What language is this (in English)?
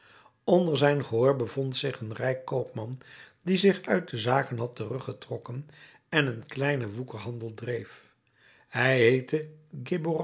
Dutch